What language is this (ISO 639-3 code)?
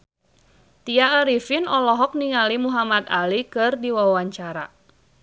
sun